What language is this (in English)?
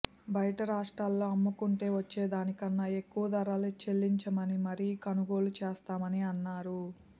Telugu